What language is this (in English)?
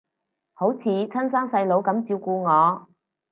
Cantonese